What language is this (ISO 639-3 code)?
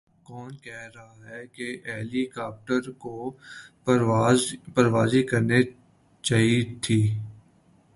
urd